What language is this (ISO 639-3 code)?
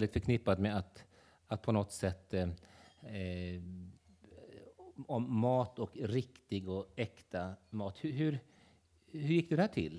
swe